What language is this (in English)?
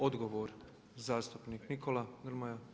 Croatian